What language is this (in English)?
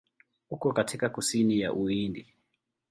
Swahili